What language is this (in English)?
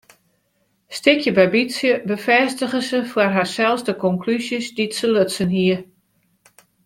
Western Frisian